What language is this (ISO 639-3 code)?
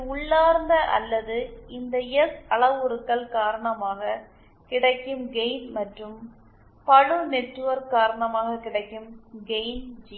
tam